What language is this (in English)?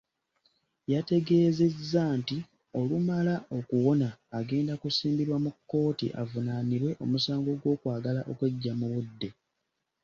Ganda